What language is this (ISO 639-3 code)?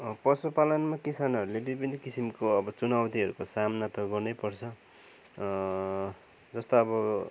nep